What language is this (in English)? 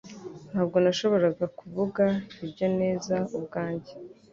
Kinyarwanda